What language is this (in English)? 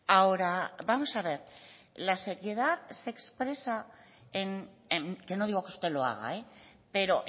Spanish